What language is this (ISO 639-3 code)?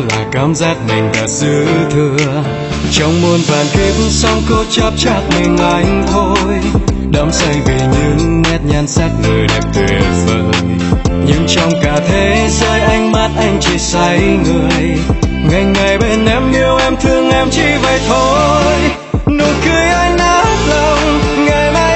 vie